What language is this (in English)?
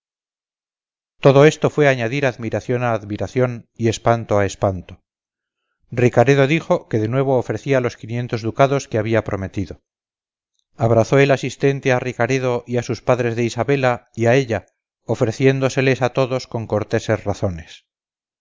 Spanish